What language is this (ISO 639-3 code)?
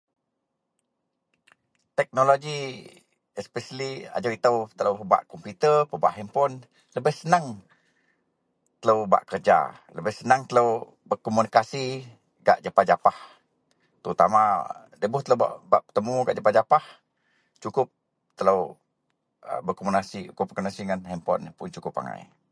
mel